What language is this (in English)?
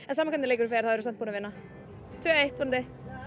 Icelandic